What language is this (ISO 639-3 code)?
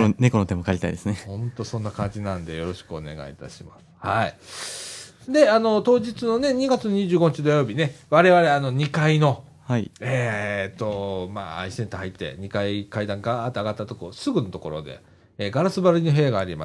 jpn